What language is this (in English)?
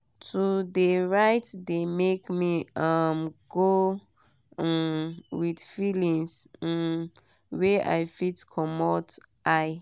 Nigerian Pidgin